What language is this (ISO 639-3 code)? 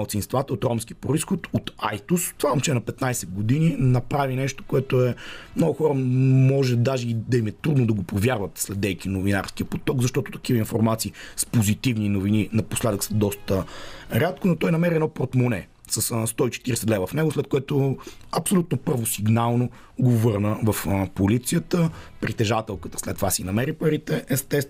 bul